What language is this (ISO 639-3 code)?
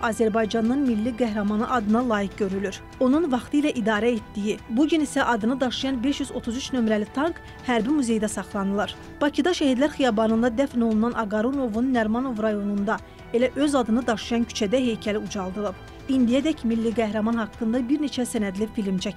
tur